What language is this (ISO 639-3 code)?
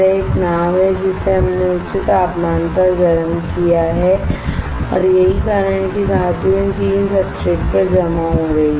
hin